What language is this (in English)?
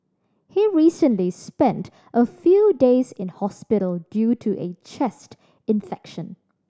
English